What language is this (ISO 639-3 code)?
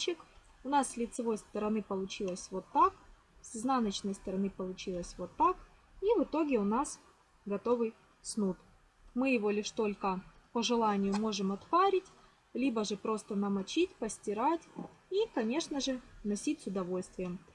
rus